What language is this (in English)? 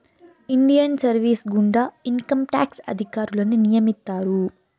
Telugu